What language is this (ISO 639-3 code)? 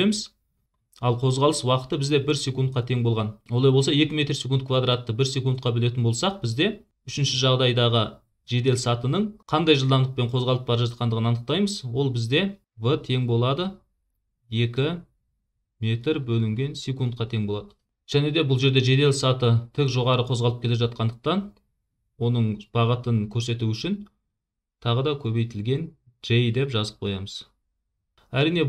tur